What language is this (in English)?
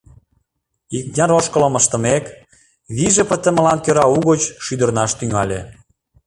Mari